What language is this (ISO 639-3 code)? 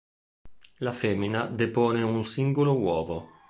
ita